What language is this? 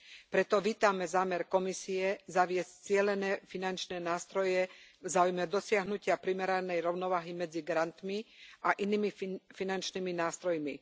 Slovak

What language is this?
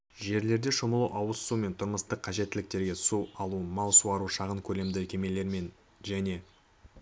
Kazakh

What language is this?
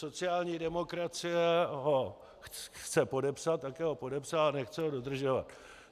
Czech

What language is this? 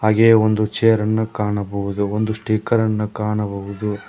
Kannada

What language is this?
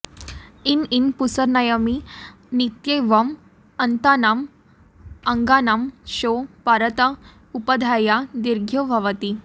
Sanskrit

